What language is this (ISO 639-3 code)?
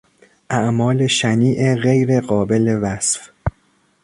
fas